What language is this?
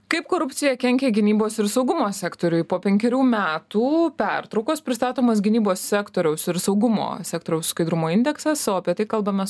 Lithuanian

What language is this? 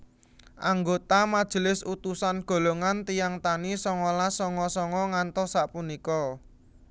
Javanese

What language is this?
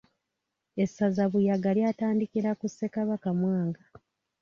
Ganda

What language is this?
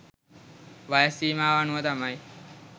Sinhala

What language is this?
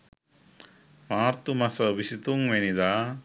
Sinhala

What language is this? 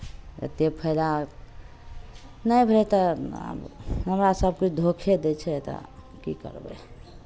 Maithili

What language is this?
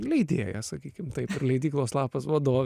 Lithuanian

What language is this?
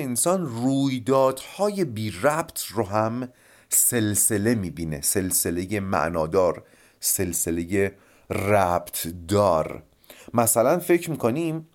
Persian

